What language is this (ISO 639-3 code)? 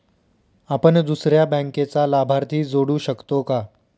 mar